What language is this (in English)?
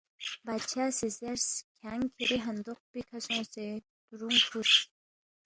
Balti